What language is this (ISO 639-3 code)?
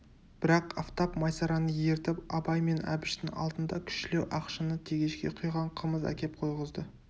kaz